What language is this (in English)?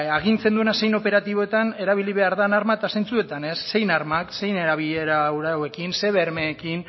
Basque